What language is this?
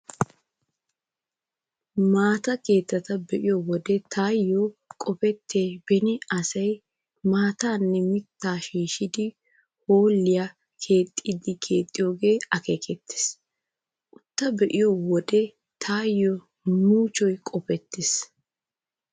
Wolaytta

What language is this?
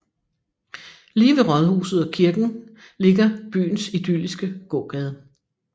Danish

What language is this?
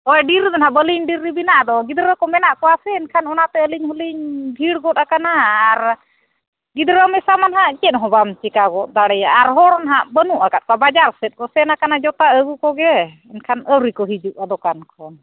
Santali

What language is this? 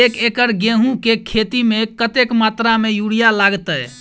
Maithili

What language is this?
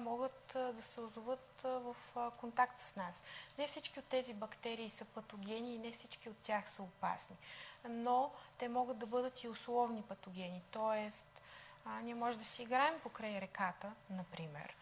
Bulgarian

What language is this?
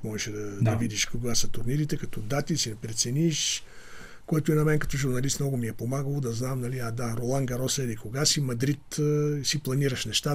Bulgarian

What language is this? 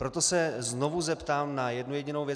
Czech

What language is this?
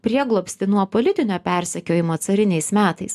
Lithuanian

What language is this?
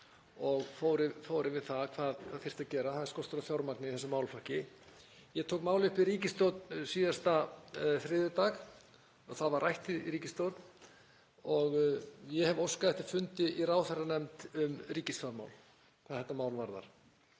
Icelandic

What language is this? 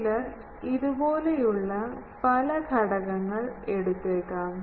Malayalam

